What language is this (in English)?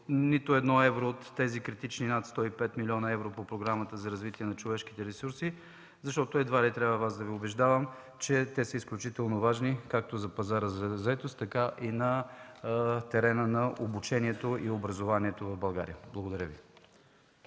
Bulgarian